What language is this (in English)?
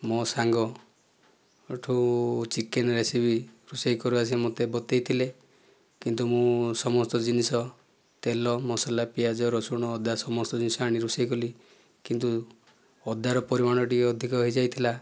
Odia